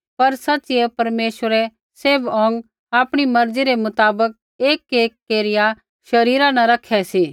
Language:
Kullu Pahari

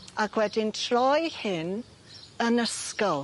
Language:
Welsh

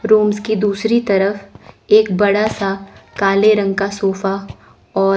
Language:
Hindi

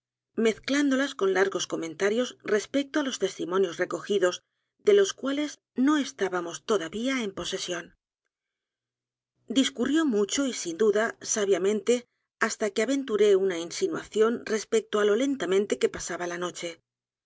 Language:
Spanish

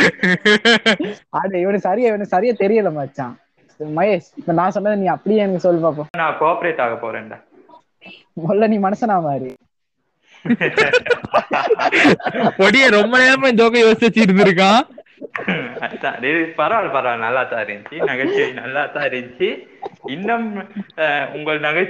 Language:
Tamil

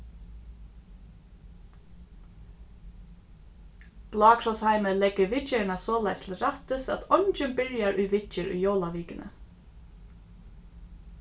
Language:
Faroese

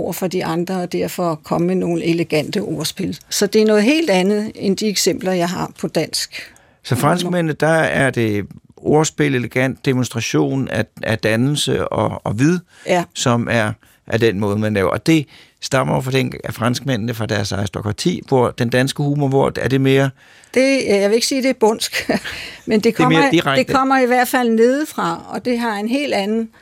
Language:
Danish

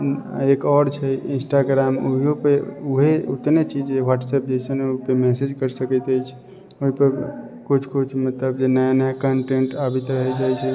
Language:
Maithili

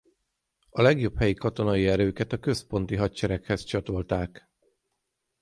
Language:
Hungarian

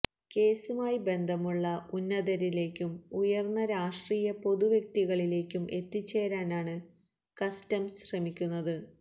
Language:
Malayalam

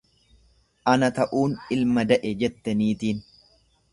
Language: Oromo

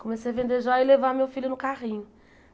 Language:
Portuguese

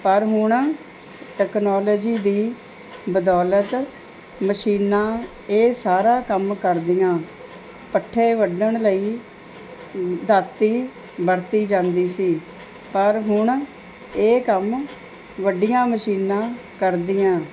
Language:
Punjabi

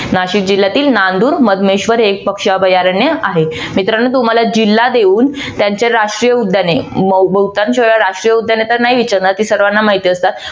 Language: Marathi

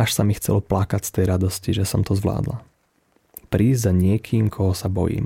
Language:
Slovak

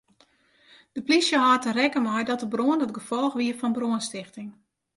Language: Western Frisian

